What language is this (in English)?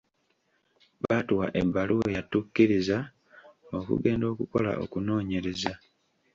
Ganda